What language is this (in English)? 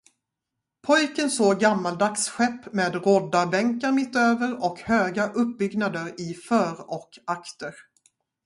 Swedish